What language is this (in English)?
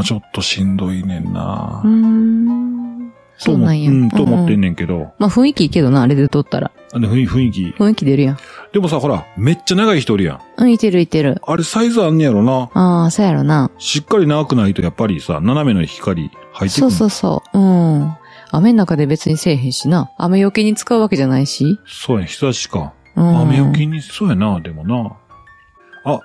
Japanese